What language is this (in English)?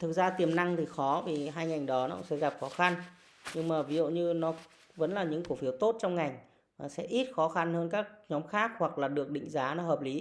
Vietnamese